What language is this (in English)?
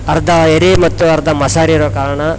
Kannada